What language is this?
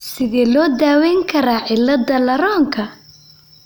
Somali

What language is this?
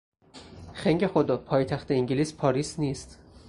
Persian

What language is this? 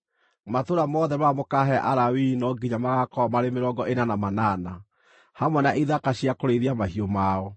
Kikuyu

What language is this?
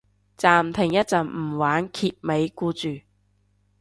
Cantonese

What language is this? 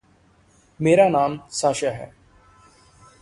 Hindi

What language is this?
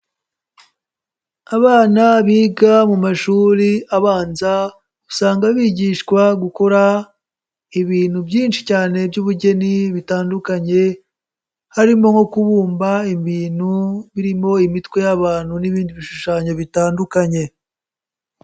Kinyarwanda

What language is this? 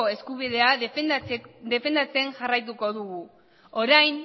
Basque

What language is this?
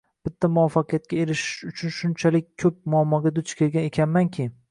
Uzbek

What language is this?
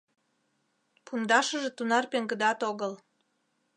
Mari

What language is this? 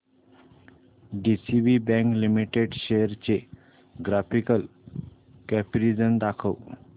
Marathi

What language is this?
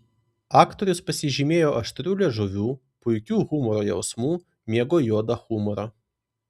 Lithuanian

